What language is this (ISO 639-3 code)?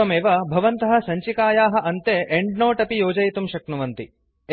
san